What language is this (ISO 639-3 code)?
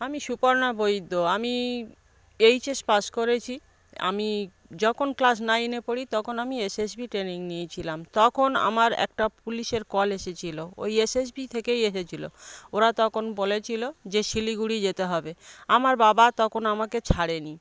ben